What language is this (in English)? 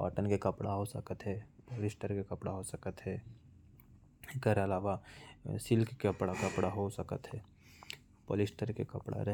Korwa